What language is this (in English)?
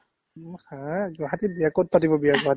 Assamese